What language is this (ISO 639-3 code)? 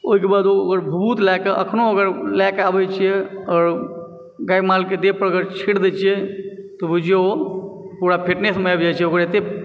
mai